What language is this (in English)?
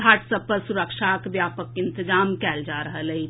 Maithili